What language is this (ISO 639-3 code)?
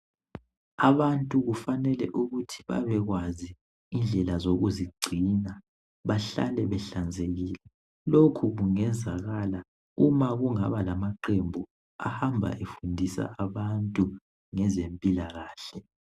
nde